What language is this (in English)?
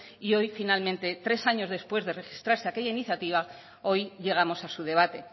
Spanish